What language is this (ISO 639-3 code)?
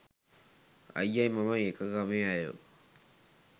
sin